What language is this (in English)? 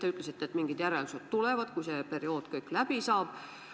Estonian